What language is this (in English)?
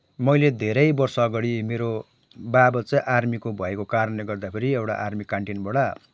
Nepali